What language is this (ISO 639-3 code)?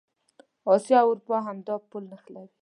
pus